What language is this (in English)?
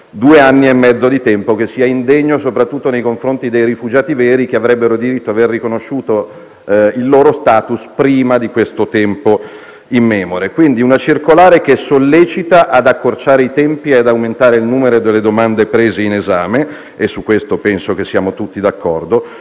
Italian